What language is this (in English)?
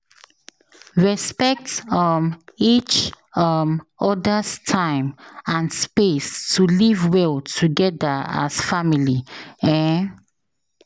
Nigerian Pidgin